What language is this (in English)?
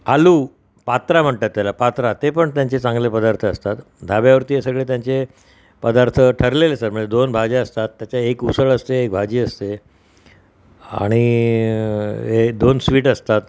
Marathi